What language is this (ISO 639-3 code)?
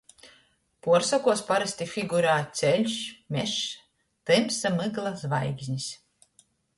ltg